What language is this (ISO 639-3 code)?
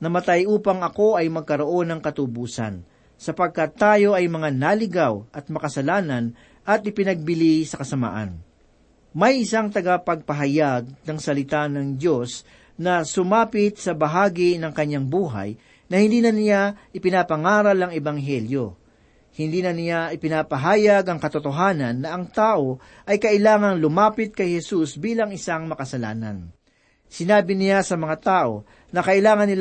fil